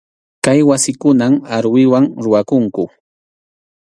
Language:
Arequipa-La Unión Quechua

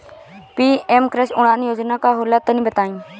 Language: Bhojpuri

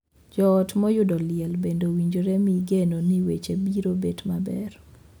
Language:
Luo (Kenya and Tanzania)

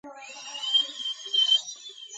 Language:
Georgian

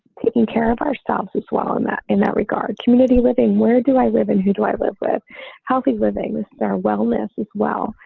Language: English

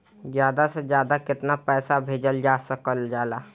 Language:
Bhojpuri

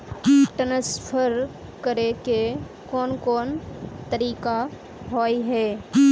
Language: Magahi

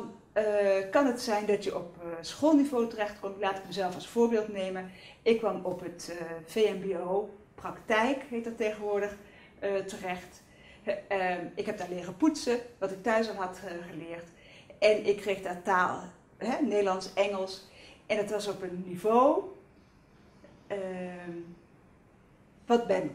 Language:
Dutch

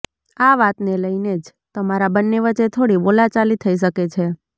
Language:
Gujarati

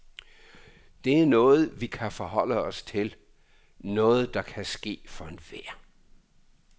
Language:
Danish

